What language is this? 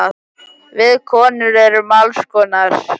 Icelandic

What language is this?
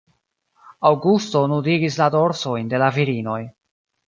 Esperanto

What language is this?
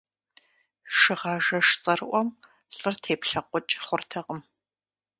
Kabardian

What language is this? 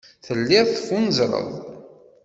Kabyle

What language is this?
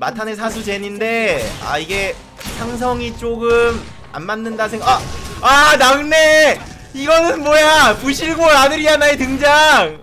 Korean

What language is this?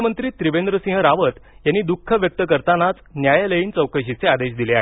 Marathi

